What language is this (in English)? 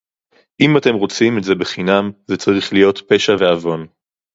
Hebrew